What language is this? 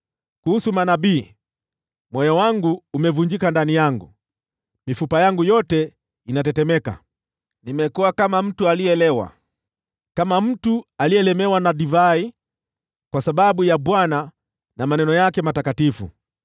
Swahili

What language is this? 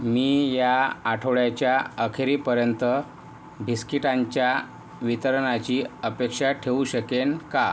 Marathi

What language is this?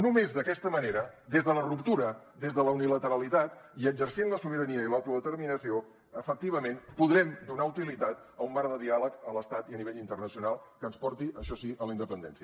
Catalan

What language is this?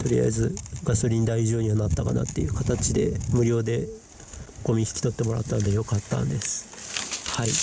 Japanese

